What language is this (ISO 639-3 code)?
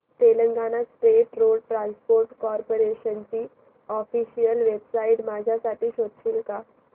mar